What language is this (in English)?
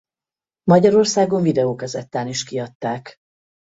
Hungarian